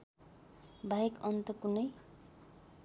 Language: Nepali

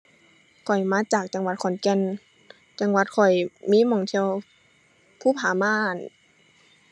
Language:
Thai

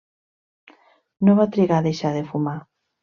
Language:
Catalan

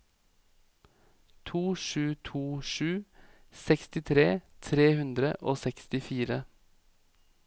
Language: Norwegian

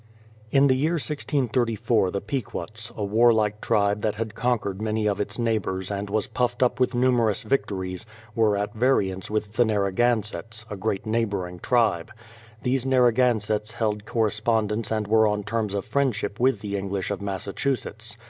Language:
English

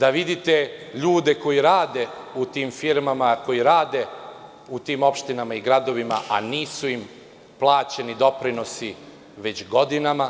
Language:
Serbian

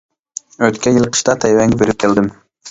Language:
Uyghur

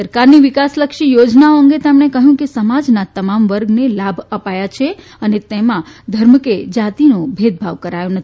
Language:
Gujarati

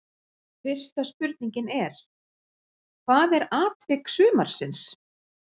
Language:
Icelandic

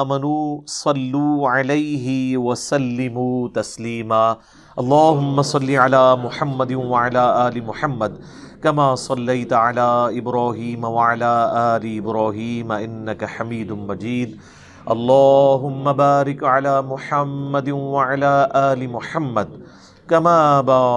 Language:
Urdu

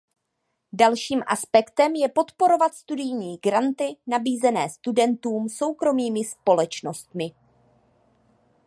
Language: Czech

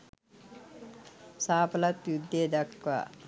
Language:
Sinhala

